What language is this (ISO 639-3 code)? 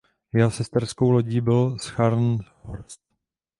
ces